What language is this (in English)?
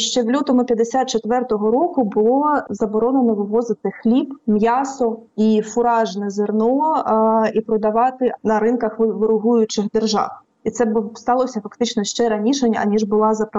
Ukrainian